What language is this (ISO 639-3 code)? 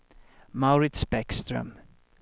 swe